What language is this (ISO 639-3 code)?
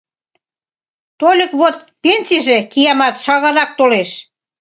chm